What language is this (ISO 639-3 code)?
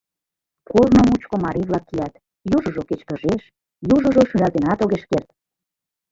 chm